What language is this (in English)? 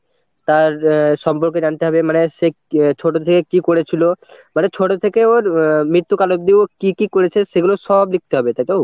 Bangla